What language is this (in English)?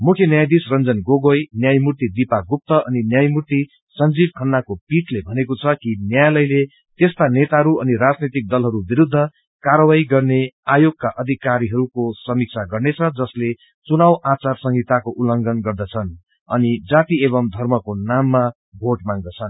Nepali